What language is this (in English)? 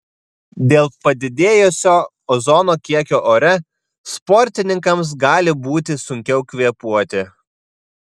Lithuanian